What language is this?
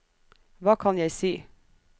Norwegian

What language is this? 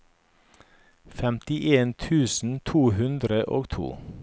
Norwegian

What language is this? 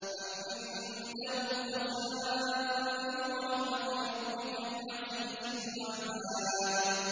Arabic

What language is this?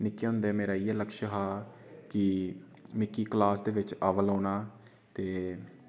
Dogri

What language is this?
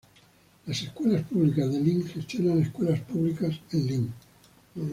Spanish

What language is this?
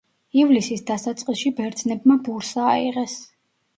Georgian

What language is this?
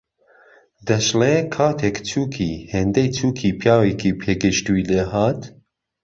Central Kurdish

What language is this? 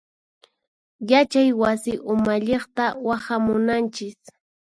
Puno Quechua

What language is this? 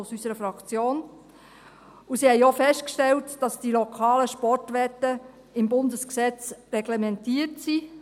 Swiss German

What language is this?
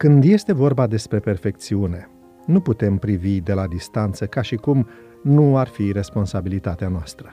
Romanian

